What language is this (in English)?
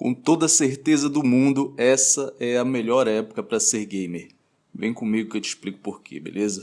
Portuguese